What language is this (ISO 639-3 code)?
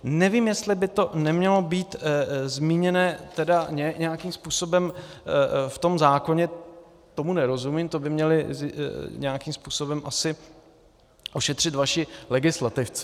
ces